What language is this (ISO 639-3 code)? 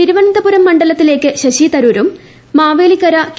mal